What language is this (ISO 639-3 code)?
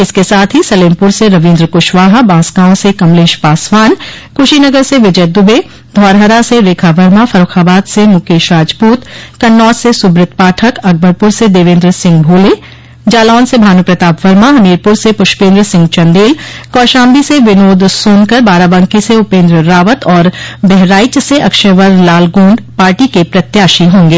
hin